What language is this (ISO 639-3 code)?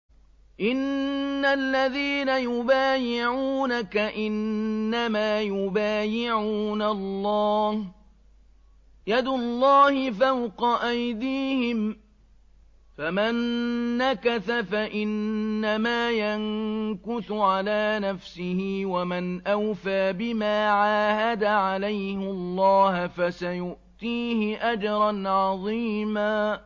ara